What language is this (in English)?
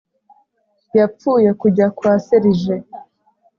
Kinyarwanda